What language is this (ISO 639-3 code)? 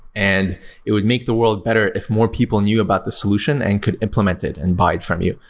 eng